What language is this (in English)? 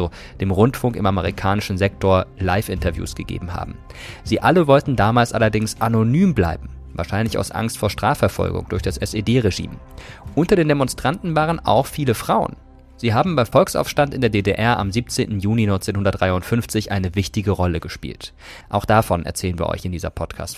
German